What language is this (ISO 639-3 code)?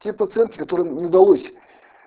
rus